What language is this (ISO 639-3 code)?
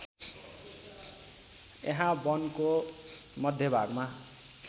nep